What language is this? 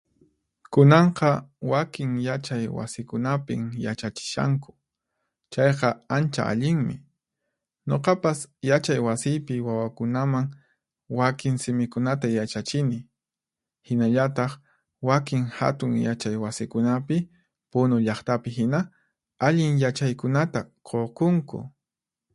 Puno Quechua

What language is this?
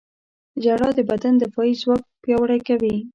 Pashto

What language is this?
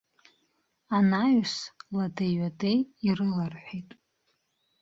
Abkhazian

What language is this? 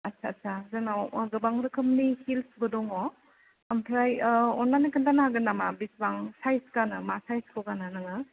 Bodo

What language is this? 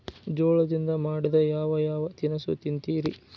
Kannada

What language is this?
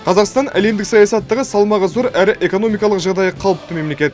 Kazakh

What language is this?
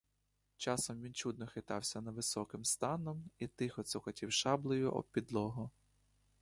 Ukrainian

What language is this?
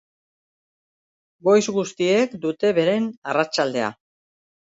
Basque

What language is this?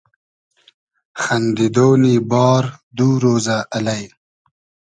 Hazaragi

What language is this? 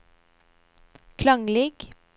Norwegian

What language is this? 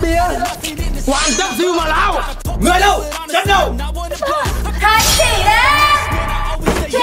Vietnamese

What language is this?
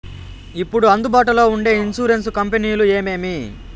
Telugu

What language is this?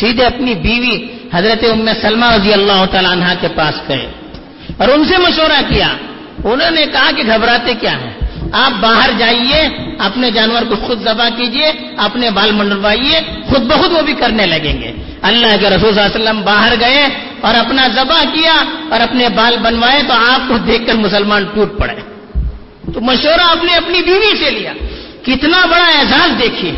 Urdu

